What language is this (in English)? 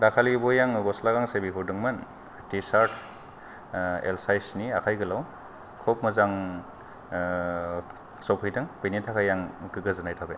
Bodo